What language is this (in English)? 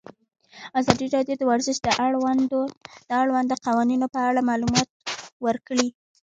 Pashto